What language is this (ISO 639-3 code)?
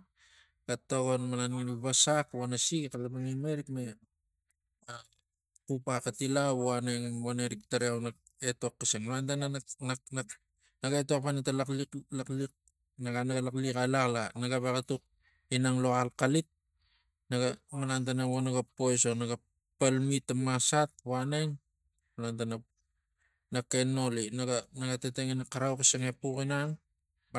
tgc